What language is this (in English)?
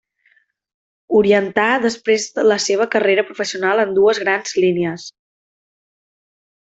Catalan